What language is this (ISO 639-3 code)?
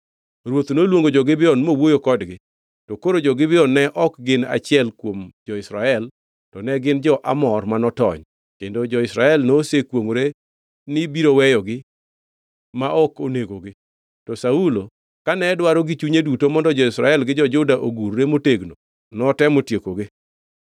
luo